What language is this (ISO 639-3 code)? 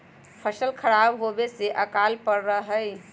mag